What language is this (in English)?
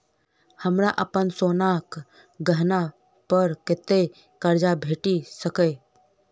Maithili